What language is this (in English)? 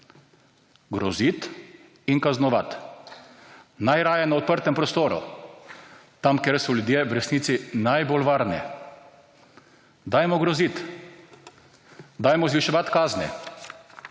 Slovenian